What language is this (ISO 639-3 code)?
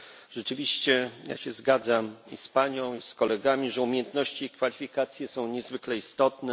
pol